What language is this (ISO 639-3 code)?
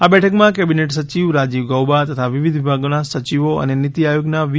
guj